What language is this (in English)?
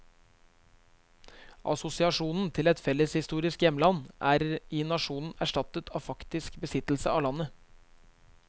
Norwegian